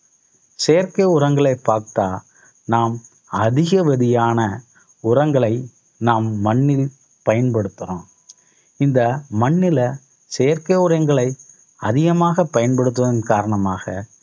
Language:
Tamil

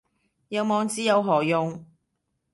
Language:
Cantonese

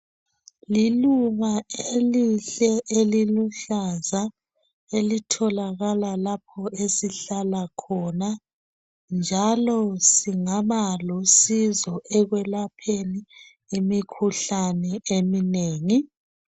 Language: North Ndebele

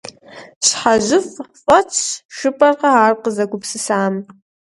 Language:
Kabardian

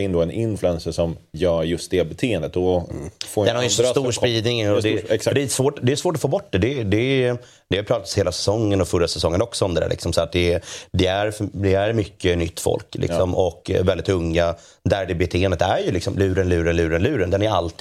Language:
Swedish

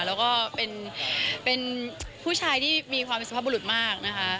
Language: Thai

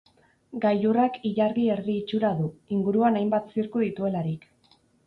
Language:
Basque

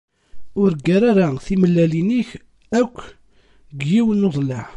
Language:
Kabyle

